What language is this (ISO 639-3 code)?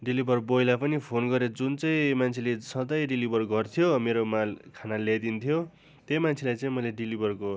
nep